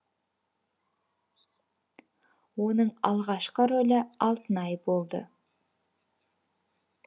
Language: Kazakh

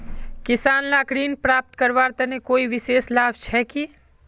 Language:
Magahi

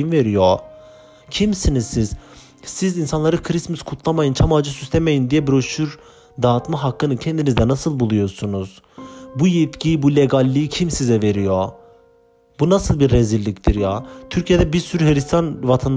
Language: Turkish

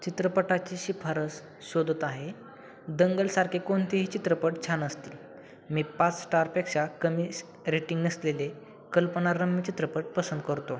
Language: Marathi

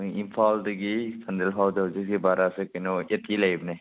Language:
Manipuri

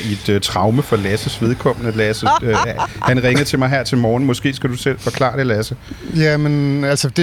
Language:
Danish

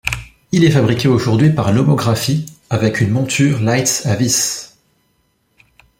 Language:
French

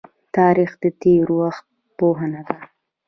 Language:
Pashto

